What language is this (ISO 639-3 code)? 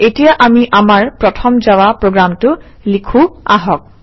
asm